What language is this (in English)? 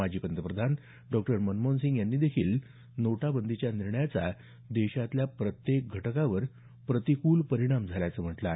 Marathi